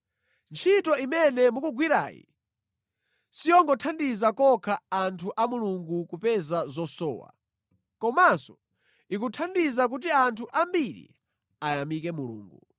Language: Nyanja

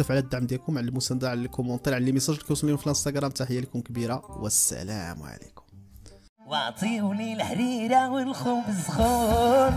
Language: Arabic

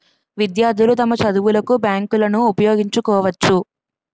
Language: Telugu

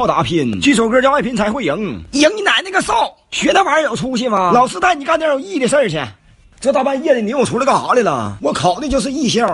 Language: Chinese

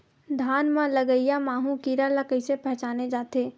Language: Chhattisgarhi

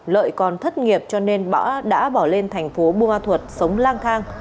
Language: Vietnamese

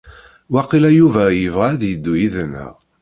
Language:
Kabyle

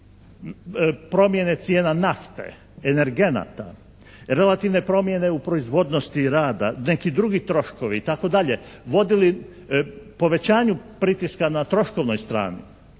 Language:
Croatian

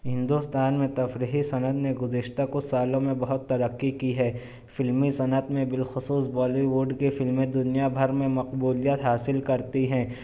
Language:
Urdu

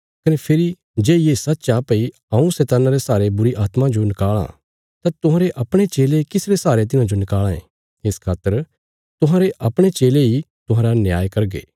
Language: Bilaspuri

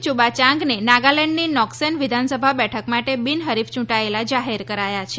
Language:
Gujarati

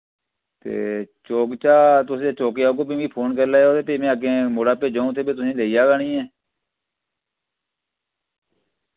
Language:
Dogri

